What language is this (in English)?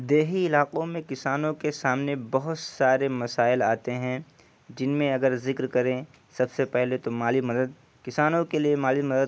Urdu